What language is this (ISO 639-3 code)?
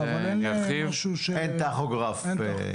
heb